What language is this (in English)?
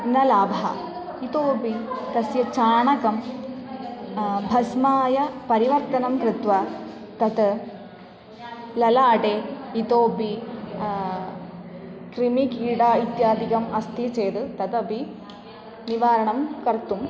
Sanskrit